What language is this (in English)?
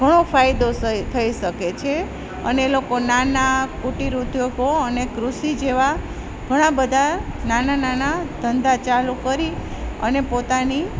Gujarati